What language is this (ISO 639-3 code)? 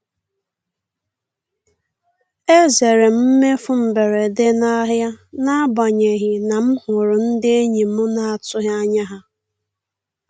ibo